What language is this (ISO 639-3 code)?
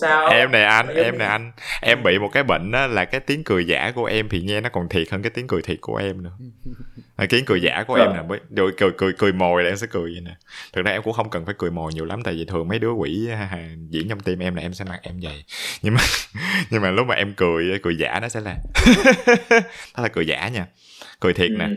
vie